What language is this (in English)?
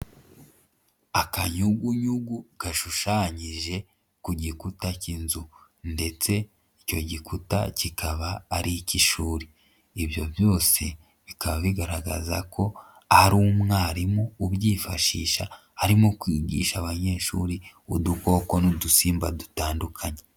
Kinyarwanda